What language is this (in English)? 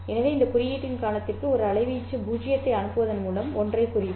Tamil